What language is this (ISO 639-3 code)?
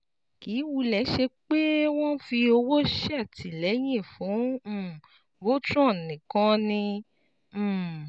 yor